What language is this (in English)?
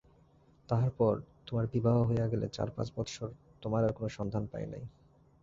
Bangla